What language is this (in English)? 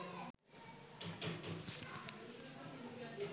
Bangla